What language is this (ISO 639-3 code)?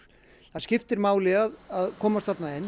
isl